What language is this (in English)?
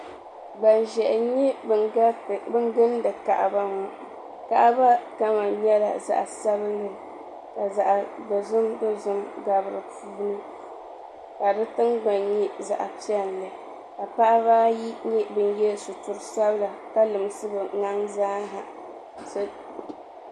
Dagbani